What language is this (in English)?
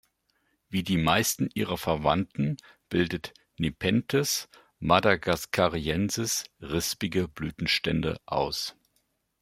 German